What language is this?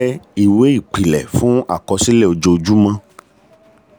Yoruba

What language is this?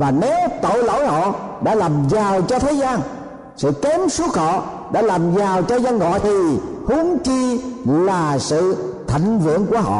Vietnamese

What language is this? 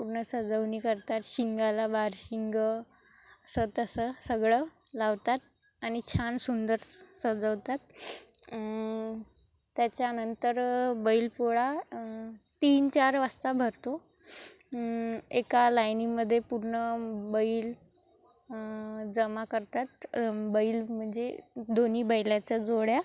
Marathi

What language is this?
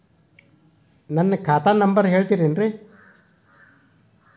Kannada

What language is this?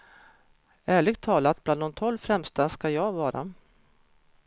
Swedish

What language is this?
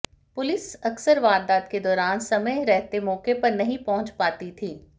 Hindi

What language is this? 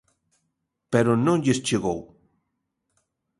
Galician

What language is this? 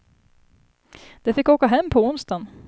Swedish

